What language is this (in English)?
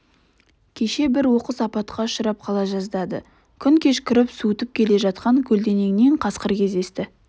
Kazakh